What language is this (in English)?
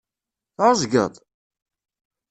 Kabyle